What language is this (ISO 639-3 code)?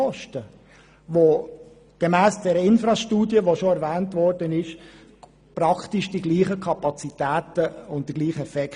gsw